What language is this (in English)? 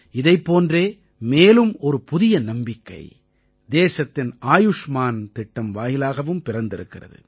Tamil